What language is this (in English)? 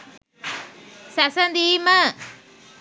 Sinhala